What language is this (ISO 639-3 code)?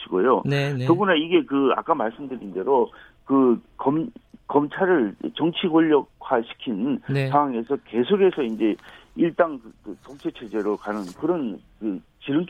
kor